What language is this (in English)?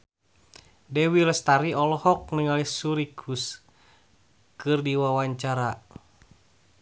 Sundanese